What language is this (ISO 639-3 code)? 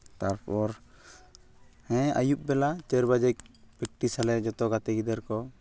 sat